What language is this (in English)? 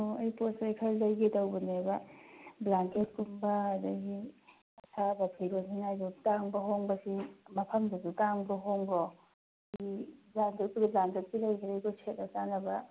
Manipuri